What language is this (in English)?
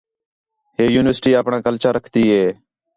Khetrani